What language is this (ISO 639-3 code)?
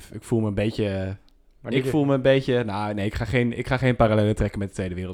nld